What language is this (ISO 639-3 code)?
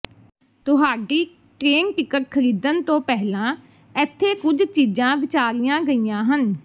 pan